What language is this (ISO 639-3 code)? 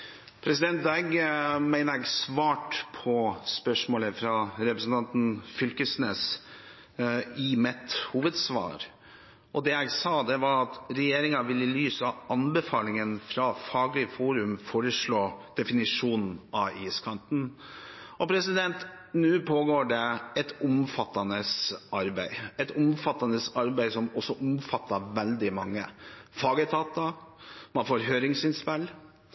nob